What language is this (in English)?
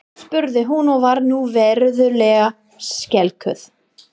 Icelandic